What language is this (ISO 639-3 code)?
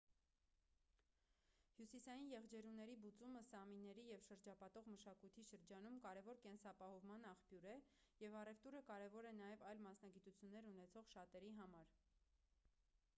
hye